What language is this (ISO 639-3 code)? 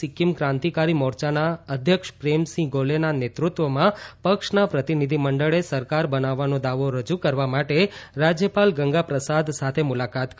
guj